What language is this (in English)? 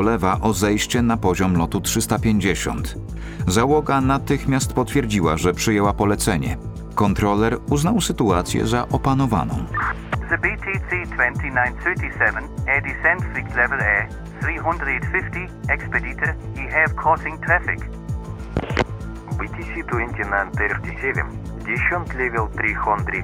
Polish